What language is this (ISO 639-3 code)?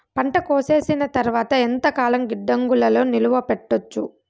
tel